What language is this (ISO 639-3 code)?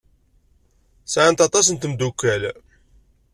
kab